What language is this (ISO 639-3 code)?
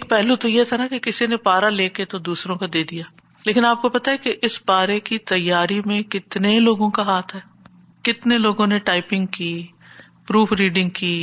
urd